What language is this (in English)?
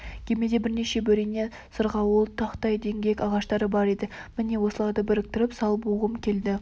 Kazakh